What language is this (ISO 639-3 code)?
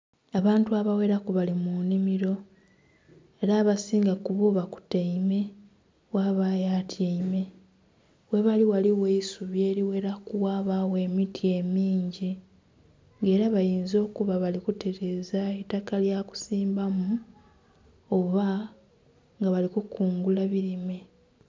xog